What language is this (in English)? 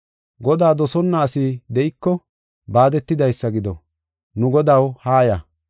Gofa